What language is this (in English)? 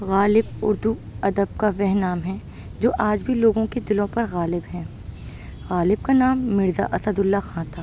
Urdu